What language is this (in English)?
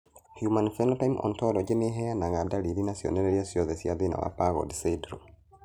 Kikuyu